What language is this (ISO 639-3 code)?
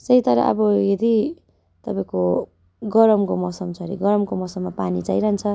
nep